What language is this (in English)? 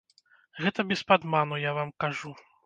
Belarusian